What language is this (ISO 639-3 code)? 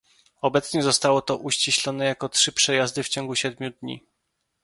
pol